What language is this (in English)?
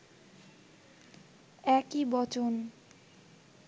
Bangla